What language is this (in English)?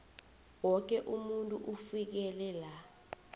South Ndebele